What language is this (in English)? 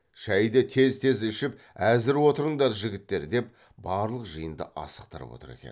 Kazakh